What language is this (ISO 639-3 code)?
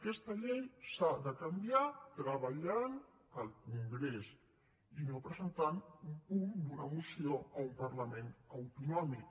cat